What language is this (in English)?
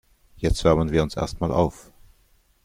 German